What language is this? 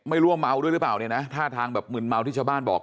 Thai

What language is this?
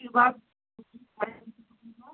Hindi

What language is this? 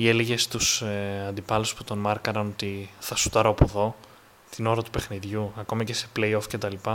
Greek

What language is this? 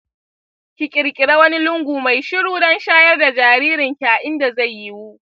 Hausa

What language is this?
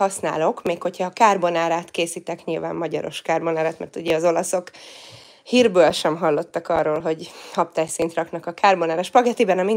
Hungarian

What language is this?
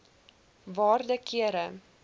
Afrikaans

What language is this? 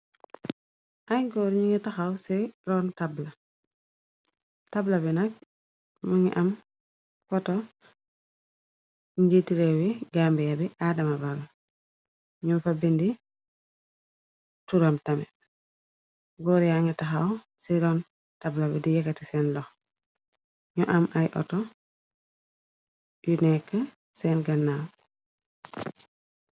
Wolof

